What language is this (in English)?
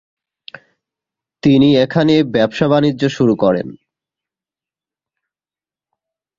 Bangla